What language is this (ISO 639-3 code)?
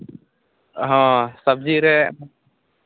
sat